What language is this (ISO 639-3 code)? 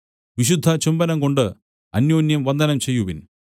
mal